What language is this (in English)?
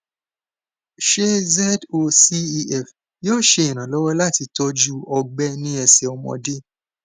Yoruba